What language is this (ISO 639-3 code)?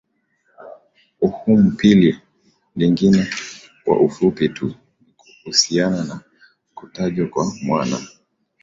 swa